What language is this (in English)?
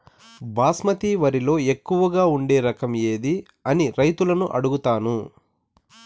Telugu